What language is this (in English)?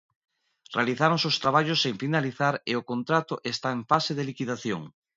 Galician